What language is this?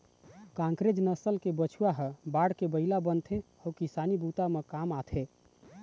Chhattisgarhi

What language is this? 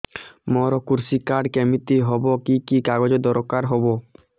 Odia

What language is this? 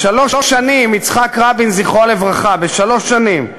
Hebrew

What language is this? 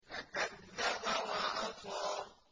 Arabic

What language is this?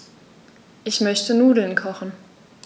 German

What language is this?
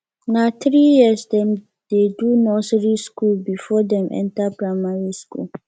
Nigerian Pidgin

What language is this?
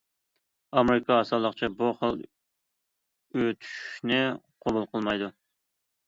Uyghur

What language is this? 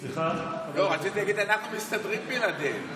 Hebrew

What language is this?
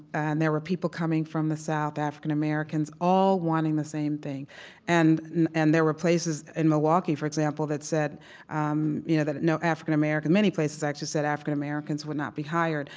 English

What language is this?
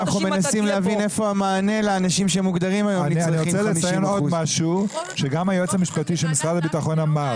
Hebrew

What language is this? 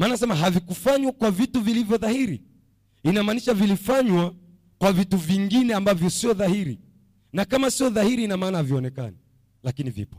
Swahili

